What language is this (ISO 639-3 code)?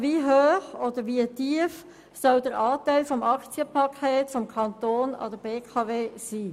gsw